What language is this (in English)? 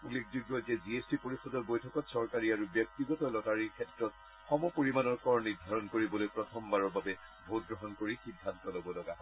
Assamese